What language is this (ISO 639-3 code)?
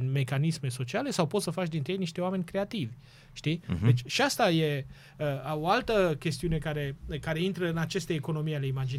ron